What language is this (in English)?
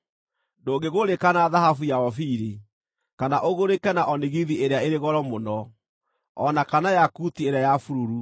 Kikuyu